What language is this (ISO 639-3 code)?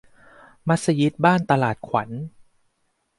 tha